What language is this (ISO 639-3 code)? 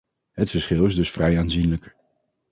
nld